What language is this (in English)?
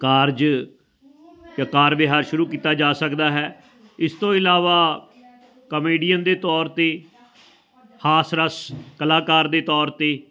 Punjabi